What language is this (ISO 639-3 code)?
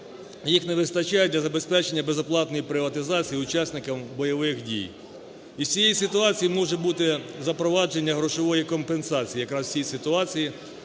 ukr